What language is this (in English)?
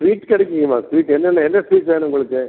Tamil